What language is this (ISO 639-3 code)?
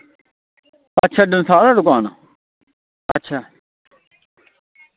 doi